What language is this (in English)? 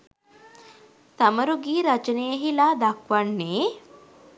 Sinhala